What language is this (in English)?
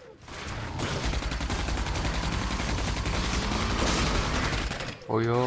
Polish